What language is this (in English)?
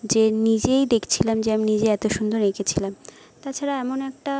Bangla